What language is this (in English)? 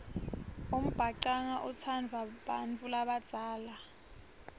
Swati